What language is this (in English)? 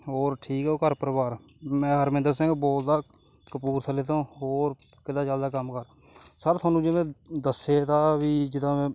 Punjabi